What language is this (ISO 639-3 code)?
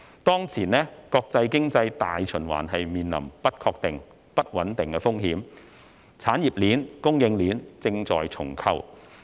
yue